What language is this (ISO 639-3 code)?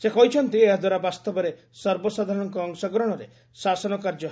ori